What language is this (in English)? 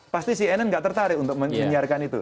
Indonesian